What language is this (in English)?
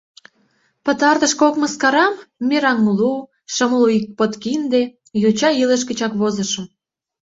Mari